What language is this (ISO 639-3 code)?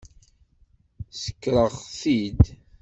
kab